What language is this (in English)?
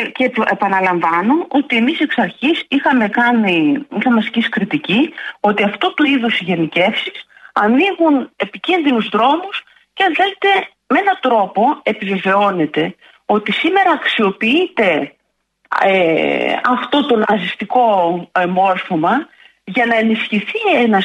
Greek